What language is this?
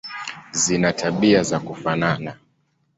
Swahili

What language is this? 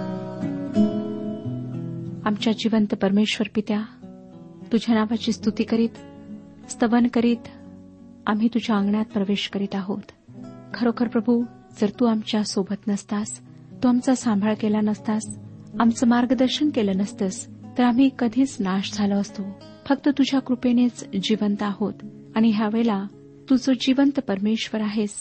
Marathi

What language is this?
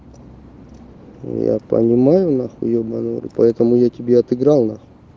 Russian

